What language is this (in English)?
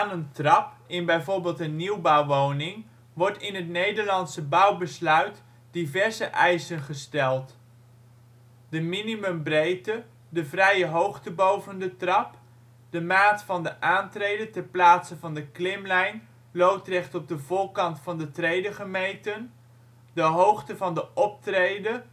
Dutch